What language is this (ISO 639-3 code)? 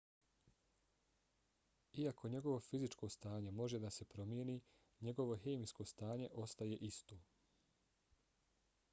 bos